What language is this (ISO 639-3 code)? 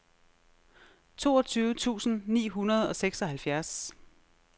dan